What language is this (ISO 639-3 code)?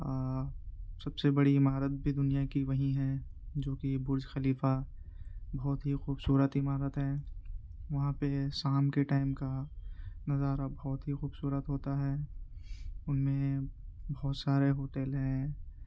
urd